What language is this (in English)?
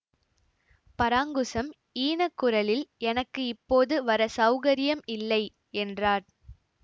Tamil